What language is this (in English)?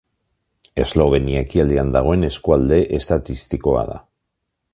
Basque